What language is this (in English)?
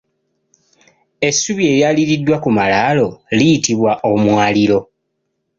Ganda